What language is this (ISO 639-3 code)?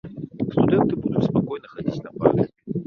bel